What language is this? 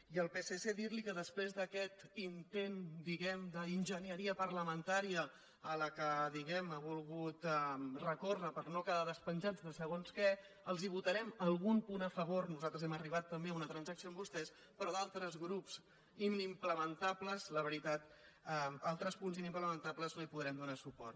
Catalan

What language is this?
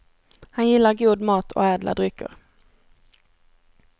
Swedish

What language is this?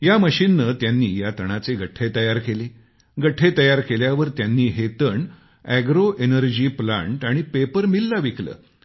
Marathi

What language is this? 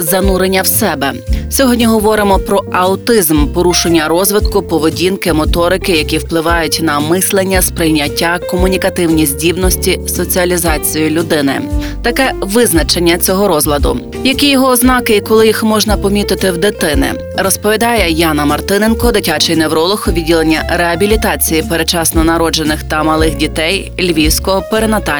Ukrainian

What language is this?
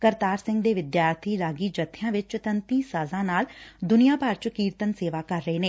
Punjabi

